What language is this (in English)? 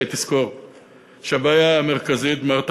Hebrew